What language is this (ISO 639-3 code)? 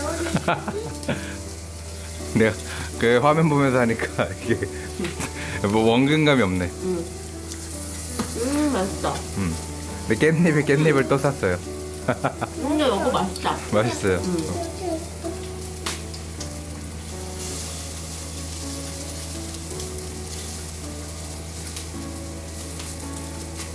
kor